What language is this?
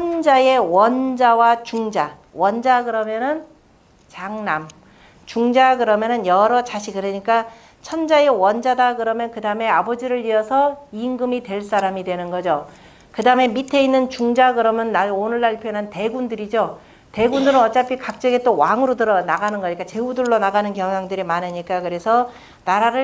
Korean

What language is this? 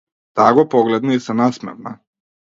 Macedonian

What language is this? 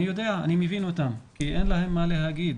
Hebrew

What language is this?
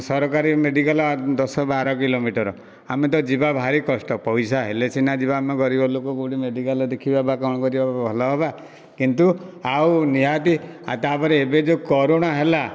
Odia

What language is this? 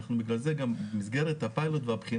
Hebrew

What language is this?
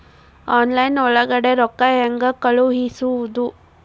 Kannada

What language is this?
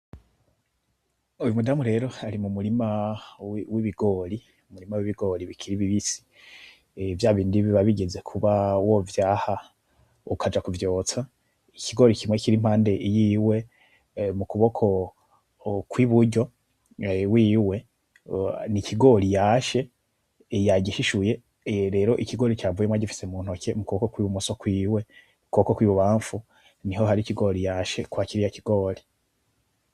Rundi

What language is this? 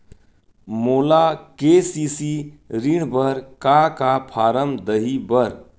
Chhattisgarhi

